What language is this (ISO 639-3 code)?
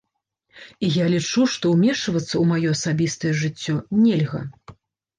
bel